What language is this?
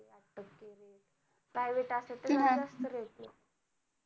Marathi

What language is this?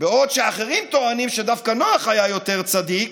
Hebrew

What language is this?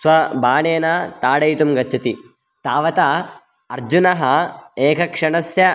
Sanskrit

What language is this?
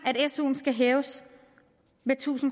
Danish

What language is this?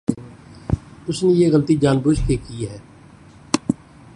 Urdu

